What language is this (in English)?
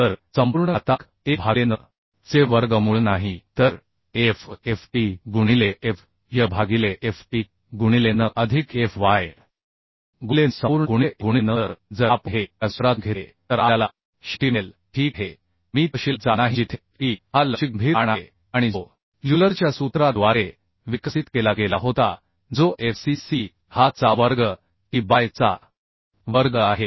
Marathi